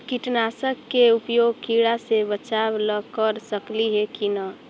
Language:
Magahi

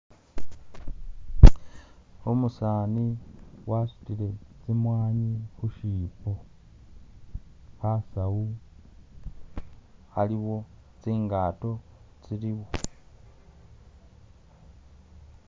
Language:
Masaaba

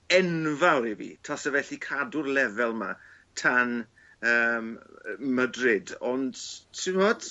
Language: Welsh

